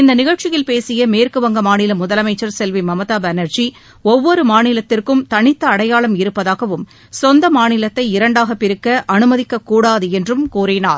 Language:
Tamil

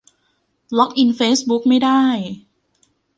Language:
Thai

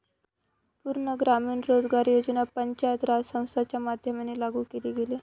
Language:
Marathi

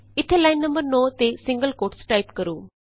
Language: Punjabi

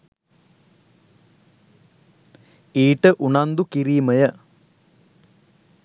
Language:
Sinhala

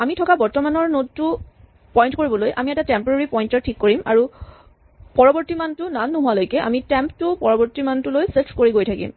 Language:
Assamese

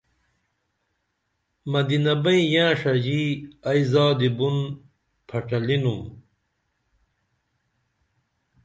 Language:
Dameli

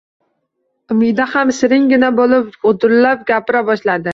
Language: Uzbek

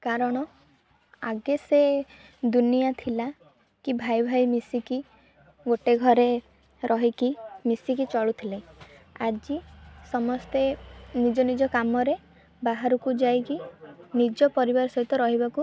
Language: Odia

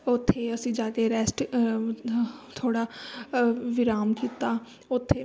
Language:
Punjabi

